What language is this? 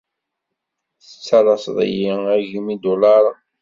Kabyle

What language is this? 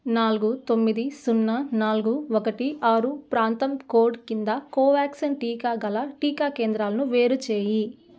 Telugu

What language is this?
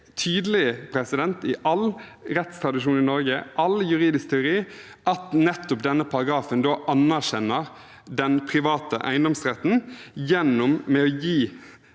Norwegian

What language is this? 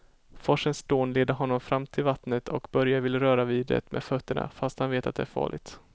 Swedish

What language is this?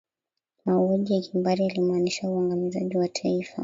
Swahili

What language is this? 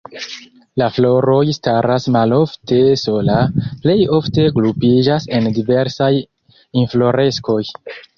Esperanto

